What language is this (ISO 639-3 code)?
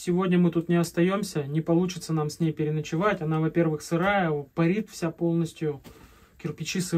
rus